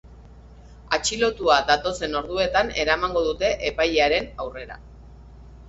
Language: Basque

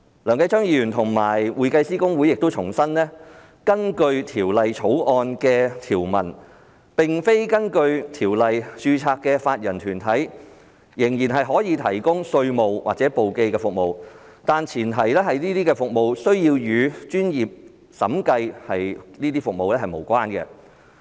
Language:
Cantonese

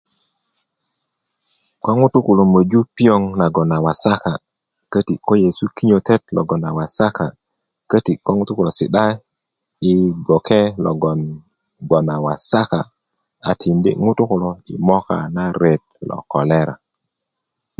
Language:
Kuku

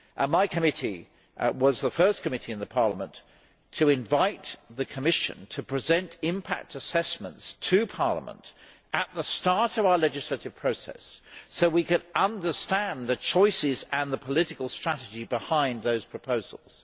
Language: English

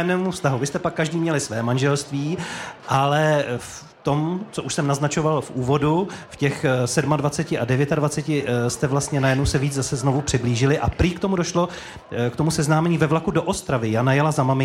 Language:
Czech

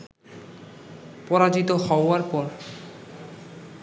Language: Bangla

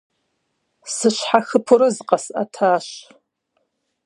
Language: Kabardian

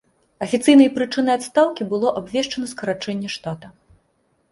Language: Belarusian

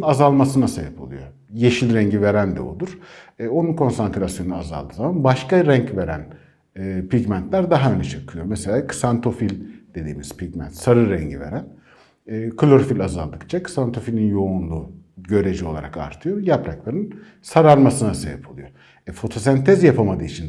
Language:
Turkish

